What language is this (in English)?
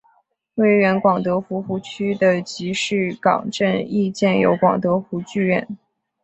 Chinese